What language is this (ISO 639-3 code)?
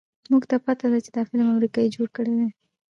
pus